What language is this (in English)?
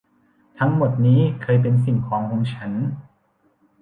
Thai